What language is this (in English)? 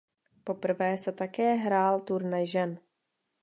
Czech